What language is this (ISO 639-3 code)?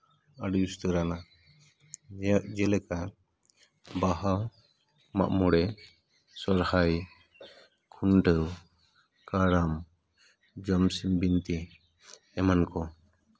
sat